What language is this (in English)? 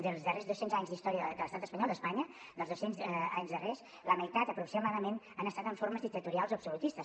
Catalan